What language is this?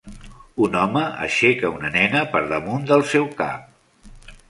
Catalan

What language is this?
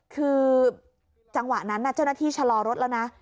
Thai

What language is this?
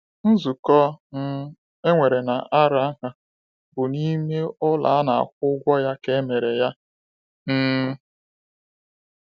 Igbo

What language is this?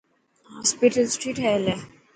Dhatki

